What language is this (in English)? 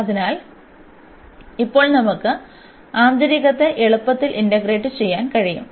Malayalam